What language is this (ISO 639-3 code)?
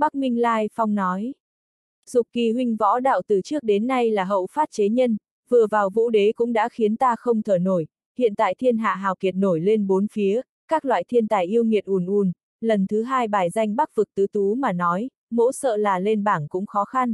vie